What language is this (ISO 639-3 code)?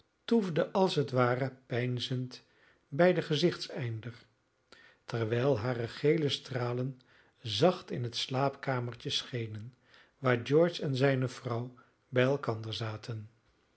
nld